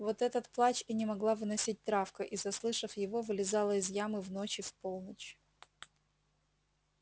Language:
Russian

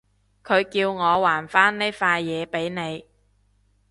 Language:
Cantonese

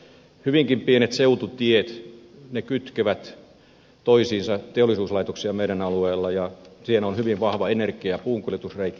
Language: Finnish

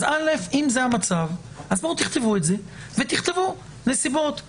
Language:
Hebrew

